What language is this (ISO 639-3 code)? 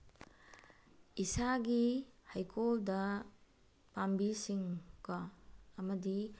mni